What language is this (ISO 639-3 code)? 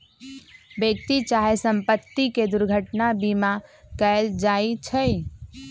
mag